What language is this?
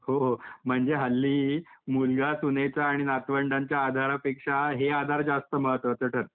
Marathi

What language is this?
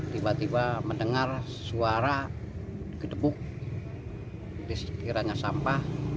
Indonesian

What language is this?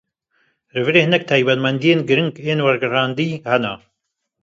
Kurdish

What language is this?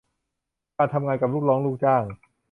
Thai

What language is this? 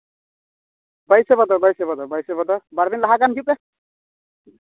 Santali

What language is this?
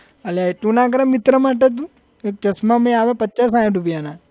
Gujarati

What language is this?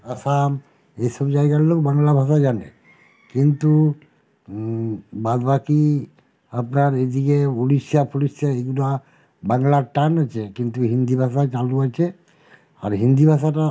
Bangla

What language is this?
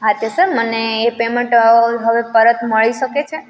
Gujarati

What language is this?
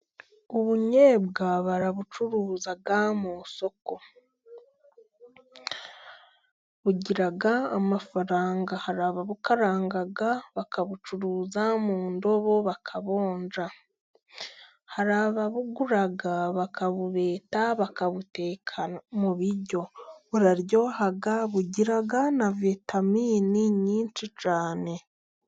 Kinyarwanda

